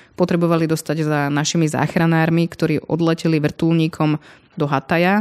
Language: Slovak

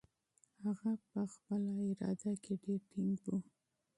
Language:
Pashto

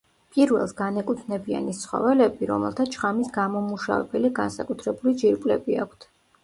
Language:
Georgian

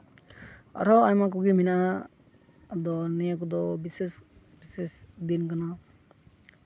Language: Santali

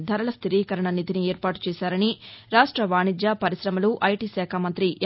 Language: Telugu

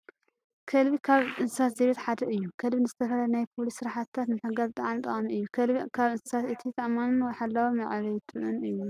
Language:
Tigrinya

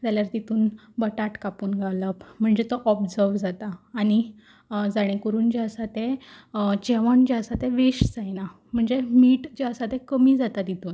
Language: Konkani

